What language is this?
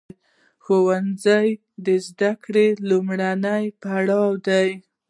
Pashto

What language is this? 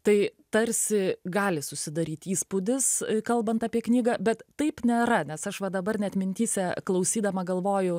Lithuanian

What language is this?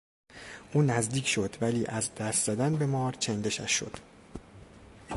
Persian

